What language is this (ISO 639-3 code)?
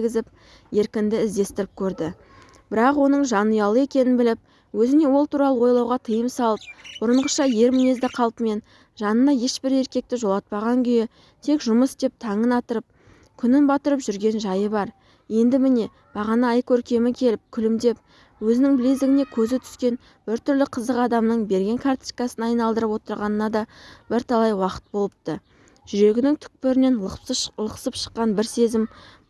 tur